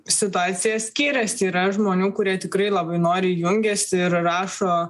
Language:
Lithuanian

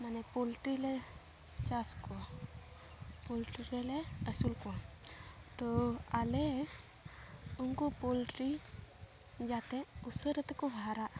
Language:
Santali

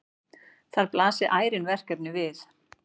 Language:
Icelandic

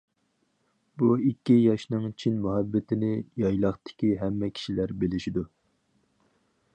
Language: Uyghur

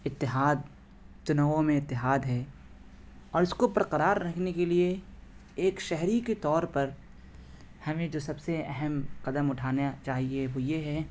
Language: Urdu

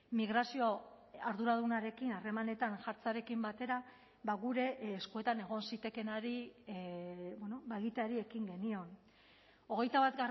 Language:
Basque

